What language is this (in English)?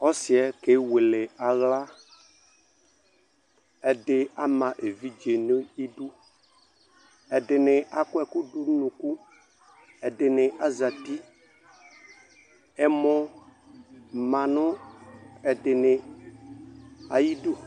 Ikposo